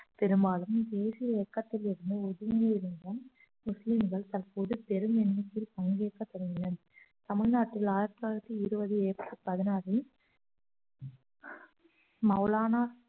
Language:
Tamil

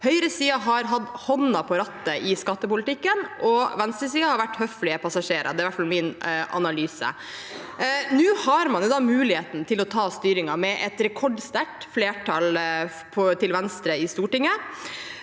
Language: Norwegian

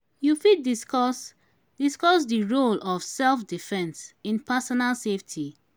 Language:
Nigerian Pidgin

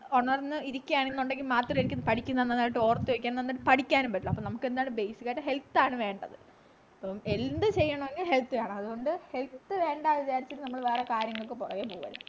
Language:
Malayalam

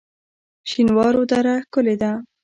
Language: Pashto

